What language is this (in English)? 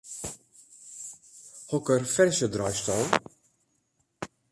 Western Frisian